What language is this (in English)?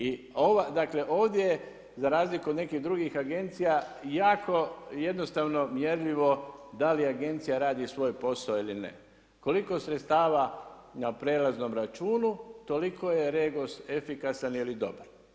Croatian